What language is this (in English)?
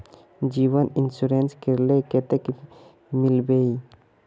Magahi